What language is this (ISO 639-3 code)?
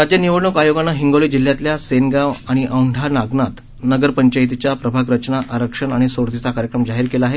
mar